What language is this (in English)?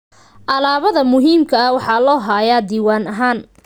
Somali